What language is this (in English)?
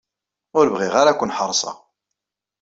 Kabyle